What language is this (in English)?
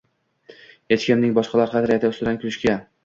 Uzbek